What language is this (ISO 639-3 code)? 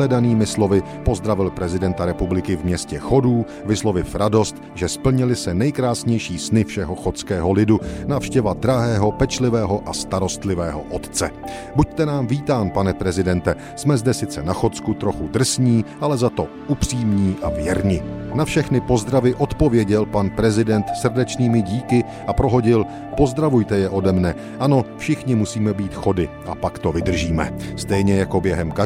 ces